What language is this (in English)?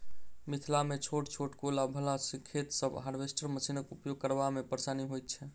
Maithili